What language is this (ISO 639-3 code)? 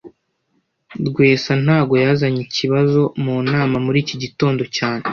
kin